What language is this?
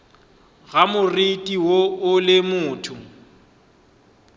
Northern Sotho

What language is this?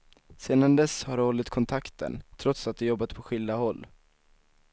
Swedish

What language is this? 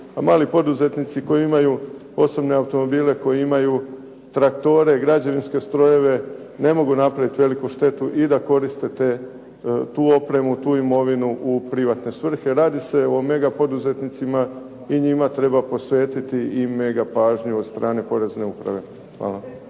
Croatian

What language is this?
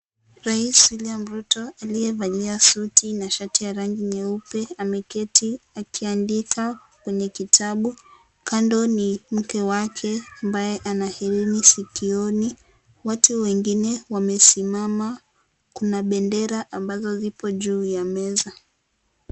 Swahili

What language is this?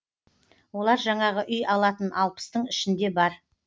Kazakh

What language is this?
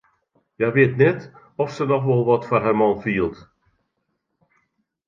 Western Frisian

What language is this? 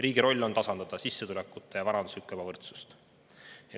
Estonian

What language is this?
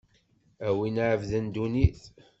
Kabyle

